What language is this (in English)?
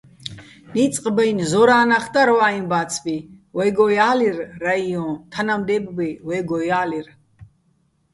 Bats